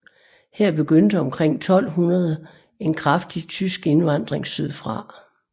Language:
Danish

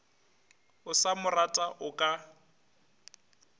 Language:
Northern Sotho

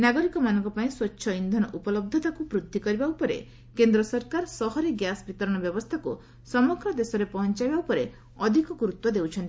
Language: Odia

